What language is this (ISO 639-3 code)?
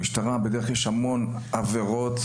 heb